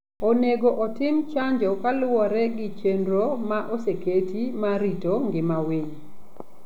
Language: Luo (Kenya and Tanzania)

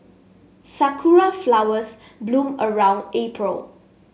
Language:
English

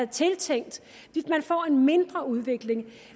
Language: Danish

